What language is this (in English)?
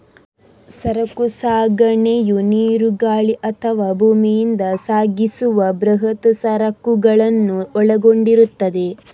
Kannada